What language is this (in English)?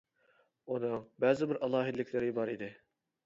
Uyghur